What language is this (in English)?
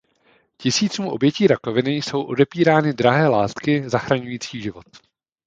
Czech